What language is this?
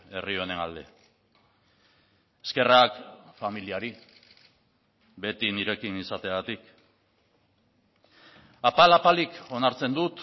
Basque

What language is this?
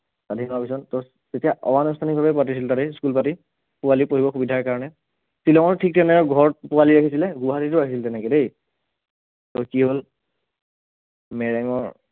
Assamese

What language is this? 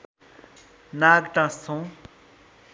Nepali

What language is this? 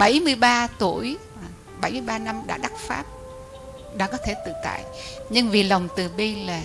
Vietnamese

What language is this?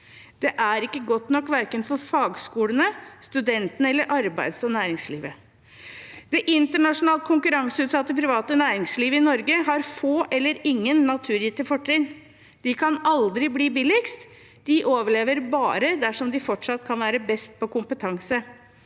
Norwegian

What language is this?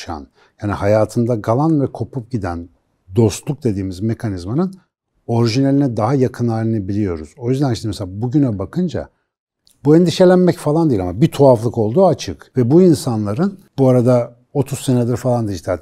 Turkish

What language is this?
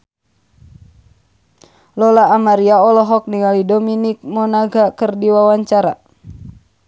Sundanese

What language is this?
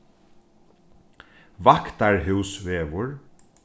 Faroese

